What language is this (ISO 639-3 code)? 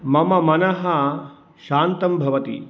san